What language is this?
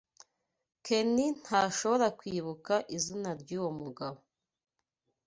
Kinyarwanda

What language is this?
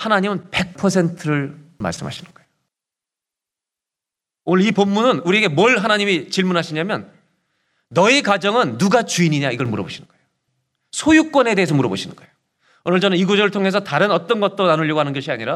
Korean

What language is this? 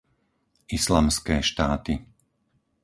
Slovak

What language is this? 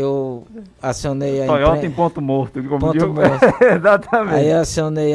Portuguese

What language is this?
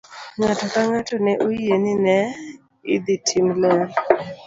Luo (Kenya and Tanzania)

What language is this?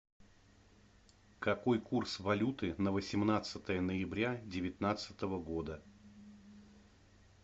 Russian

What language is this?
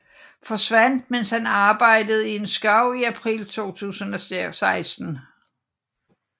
Danish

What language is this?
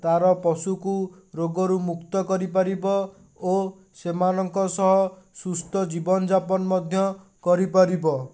Odia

